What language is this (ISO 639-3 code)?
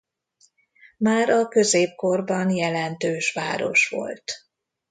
hun